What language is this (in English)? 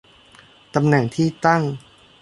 Thai